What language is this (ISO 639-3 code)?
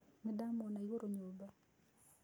kik